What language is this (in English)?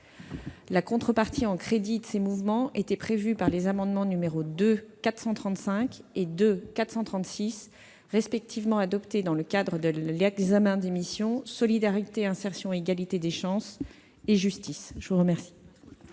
French